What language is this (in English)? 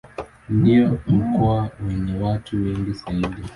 Swahili